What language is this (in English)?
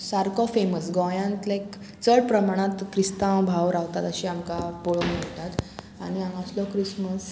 Konkani